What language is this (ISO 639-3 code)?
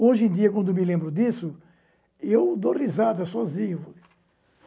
por